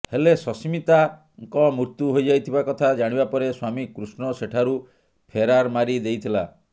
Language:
Odia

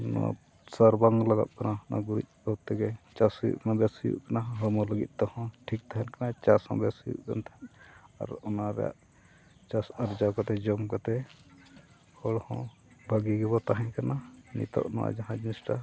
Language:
Santali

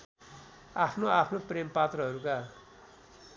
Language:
Nepali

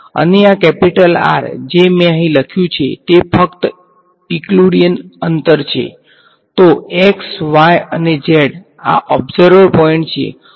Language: Gujarati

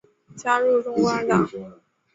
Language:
Chinese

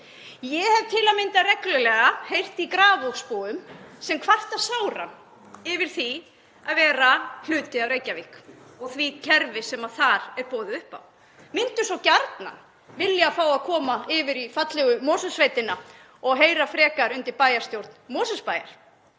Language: Icelandic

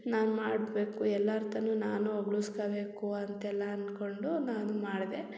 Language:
Kannada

